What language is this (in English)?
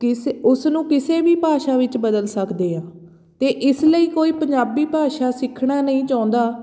Punjabi